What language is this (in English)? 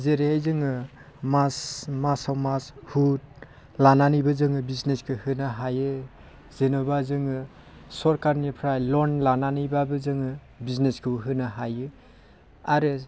Bodo